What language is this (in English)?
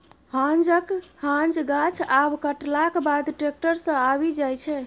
Maithili